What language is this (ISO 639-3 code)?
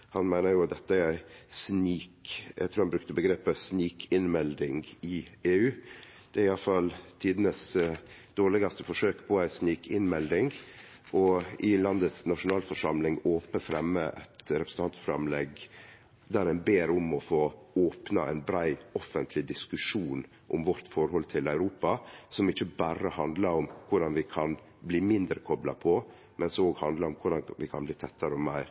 nno